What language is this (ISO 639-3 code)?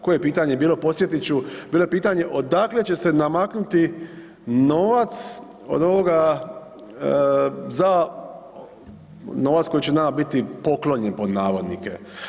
hrv